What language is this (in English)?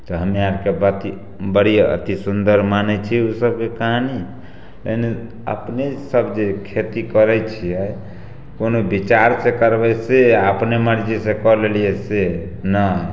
Maithili